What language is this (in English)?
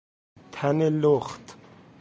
Persian